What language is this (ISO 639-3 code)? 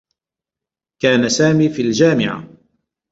ara